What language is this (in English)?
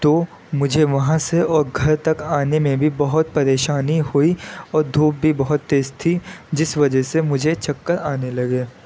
Urdu